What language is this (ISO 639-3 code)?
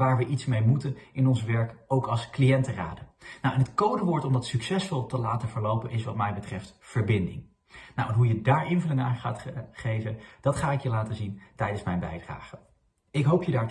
nld